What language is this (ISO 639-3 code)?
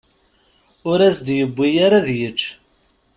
kab